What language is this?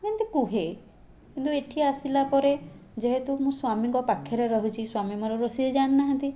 Odia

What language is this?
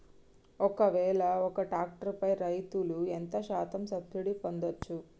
Telugu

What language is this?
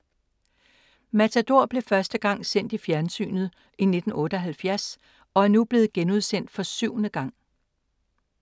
Danish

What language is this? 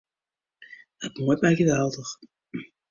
Western Frisian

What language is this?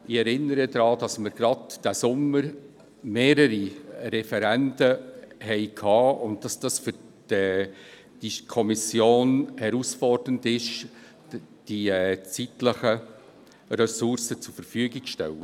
Swiss German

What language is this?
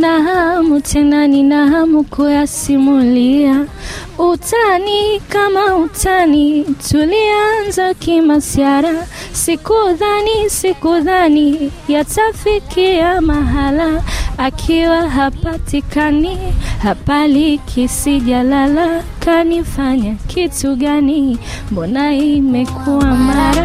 Swahili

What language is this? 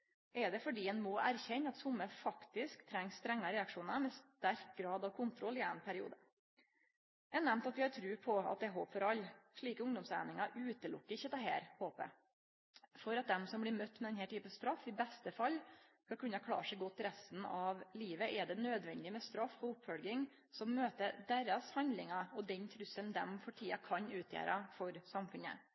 Norwegian Nynorsk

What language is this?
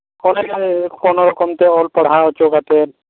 Santali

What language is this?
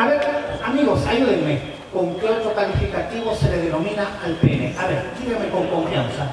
Spanish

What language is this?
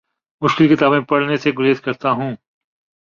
Urdu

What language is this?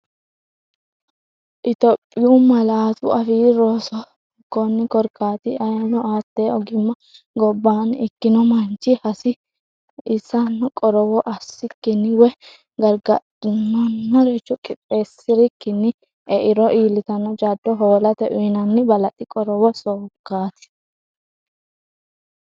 Sidamo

